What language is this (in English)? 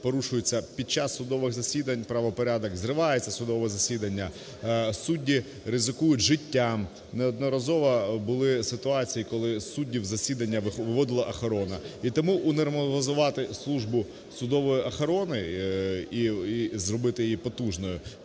Ukrainian